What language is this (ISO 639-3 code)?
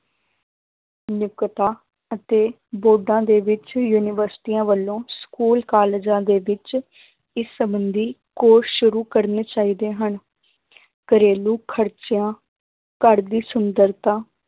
pan